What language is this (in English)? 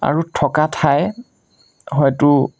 Assamese